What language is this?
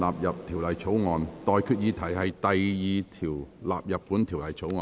Cantonese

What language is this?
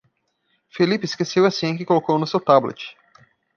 Portuguese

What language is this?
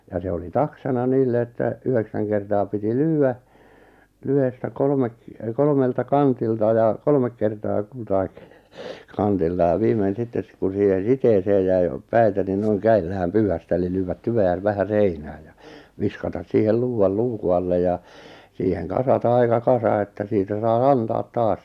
Finnish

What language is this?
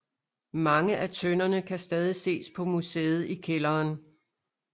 Danish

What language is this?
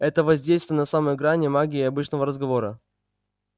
Russian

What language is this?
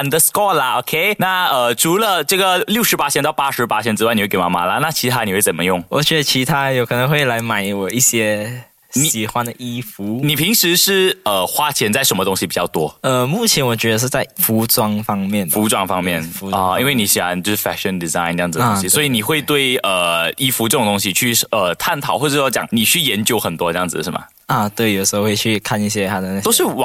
Chinese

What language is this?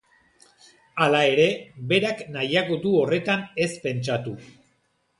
Basque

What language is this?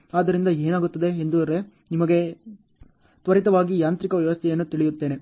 Kannada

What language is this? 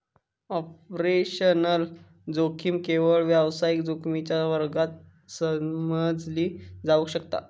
Marathi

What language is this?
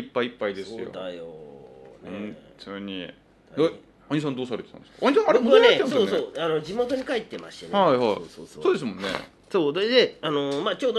Japanese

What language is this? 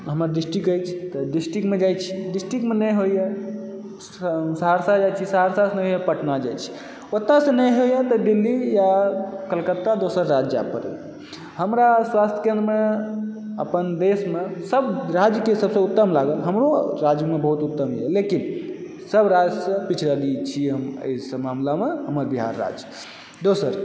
Maithili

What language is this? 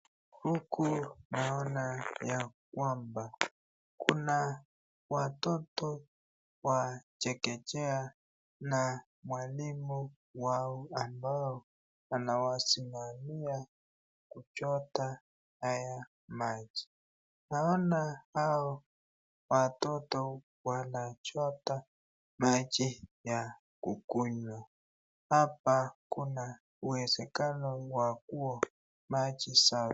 Swahili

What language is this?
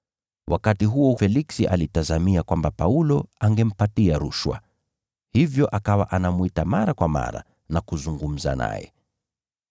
Swahili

